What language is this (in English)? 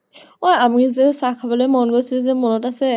Assamese